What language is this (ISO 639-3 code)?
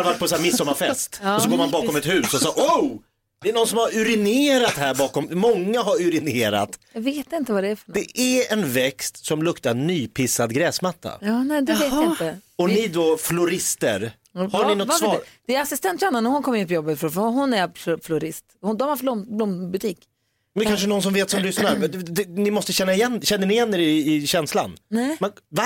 swe